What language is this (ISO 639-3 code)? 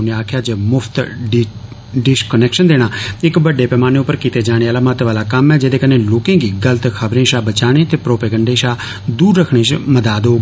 doi